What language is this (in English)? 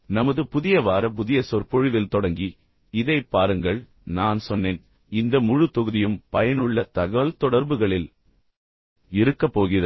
Tamil